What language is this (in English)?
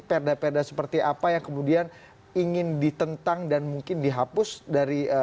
Indonesian